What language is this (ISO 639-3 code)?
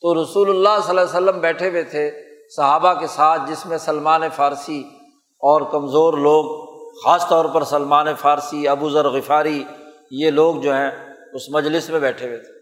urd